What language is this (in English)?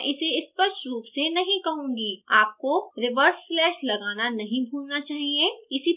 Hindi